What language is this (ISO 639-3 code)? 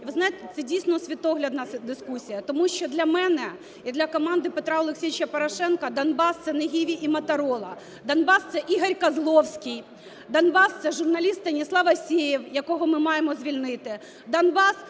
ukr